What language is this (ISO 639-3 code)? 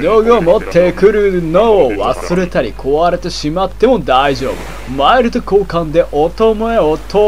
jpn